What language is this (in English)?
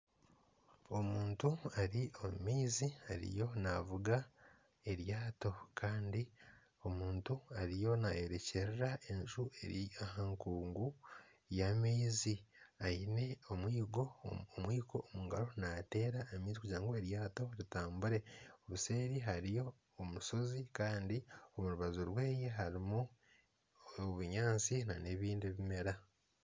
Nyankole